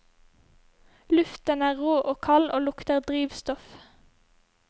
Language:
Norwegian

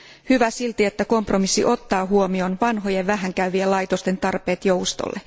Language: Finnish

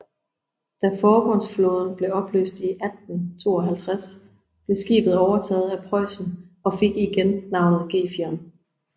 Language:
Danish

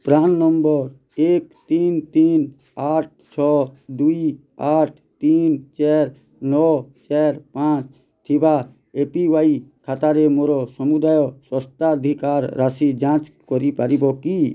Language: Odia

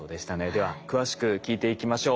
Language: Japanese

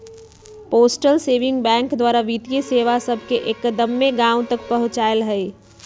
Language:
Magahi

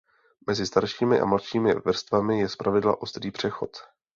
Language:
Czech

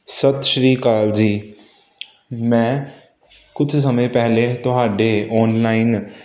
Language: Punjabi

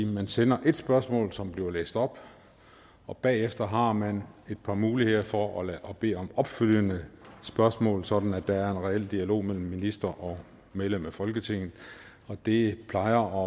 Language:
Danish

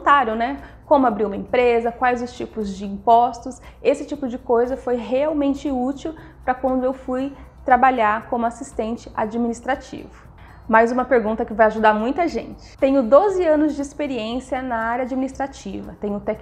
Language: Portuguese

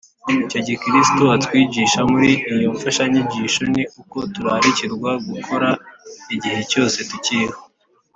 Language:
Kinyarwanda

